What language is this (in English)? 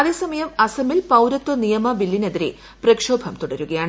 Malayalam